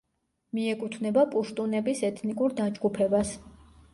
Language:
Georgian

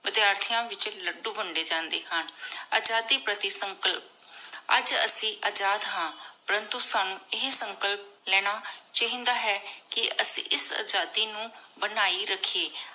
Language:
Punjabi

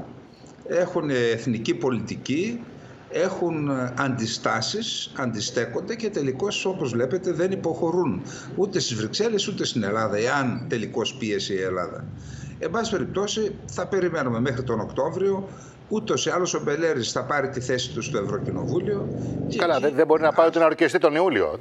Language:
Greek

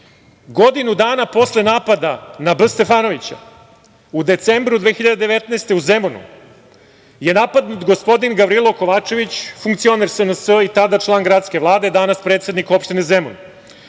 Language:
Serbian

